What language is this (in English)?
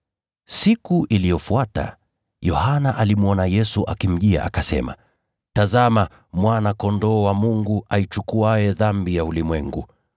Swahili